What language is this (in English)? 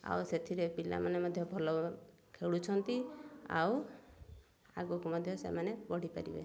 Odia